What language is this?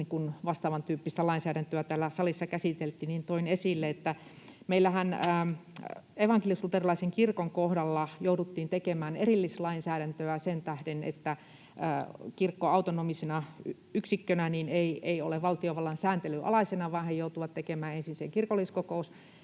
Finnish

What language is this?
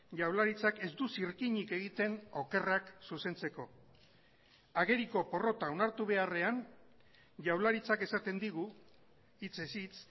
Basque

